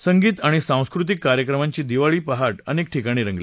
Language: Marathi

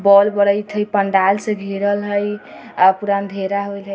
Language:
Hindi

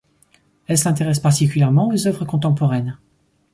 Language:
French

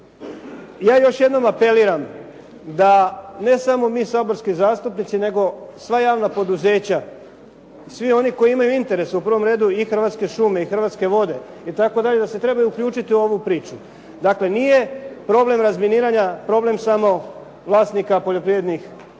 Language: Croatian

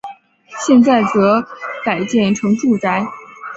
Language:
Chinese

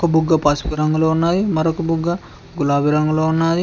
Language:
Telugu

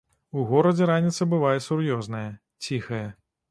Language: Belarusian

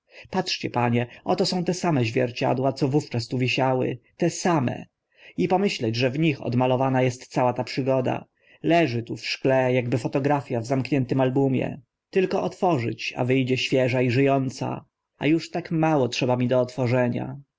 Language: Polish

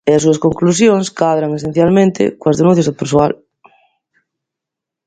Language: Galician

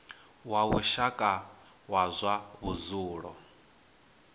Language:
Venda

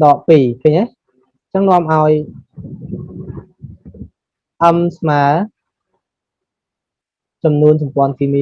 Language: Vietnamese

